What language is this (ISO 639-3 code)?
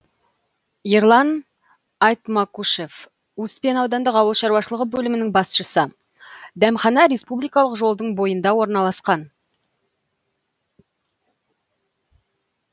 kaz